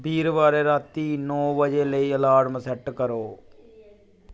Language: Dogri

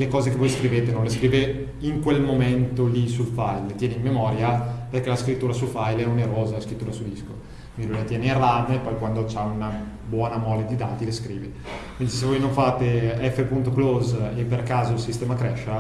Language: Italian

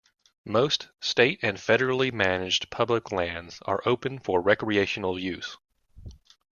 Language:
English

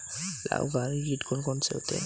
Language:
Hindi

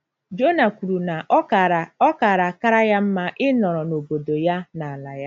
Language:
Igbo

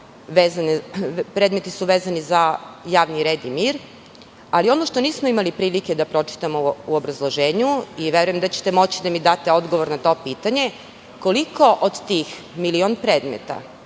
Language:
Serbian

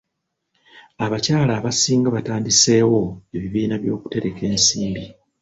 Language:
Ganda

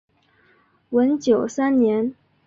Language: Chinese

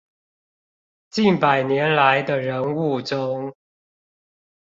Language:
Chinese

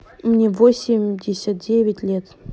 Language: Russian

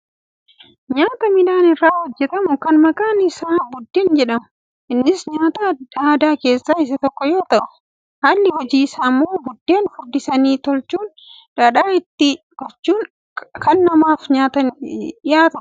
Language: Oromo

